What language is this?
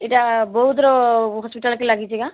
Odia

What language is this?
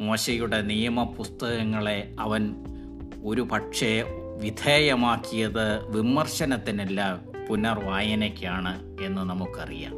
Malayalam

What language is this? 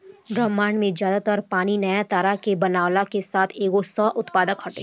Bhojpuri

